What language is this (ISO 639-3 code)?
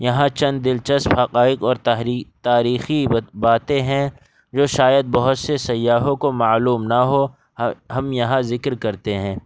urd